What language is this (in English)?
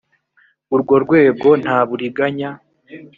Kinyarwanda